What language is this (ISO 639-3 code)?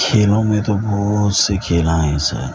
urd